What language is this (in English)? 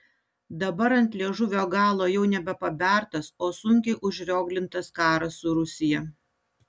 Lithuanian